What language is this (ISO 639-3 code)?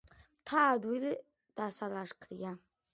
kat